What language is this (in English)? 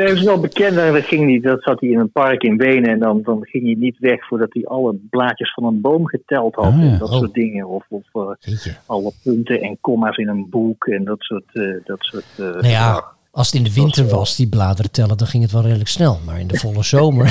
Dutch